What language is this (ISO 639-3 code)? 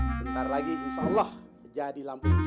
ind